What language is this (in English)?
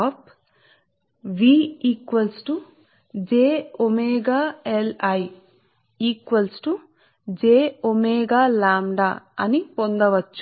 Telugu